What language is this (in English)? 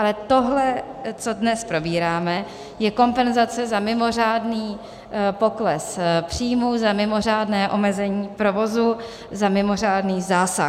Czech